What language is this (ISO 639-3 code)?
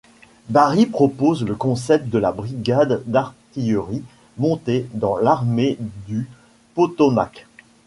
fra